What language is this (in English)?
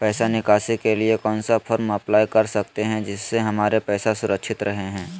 Magahi